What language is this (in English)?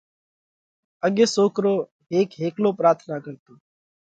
Parkari Koli